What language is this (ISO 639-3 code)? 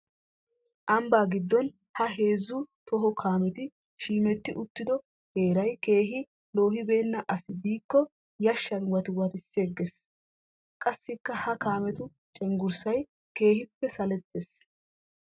wal